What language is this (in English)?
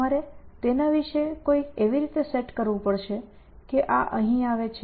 Gujarati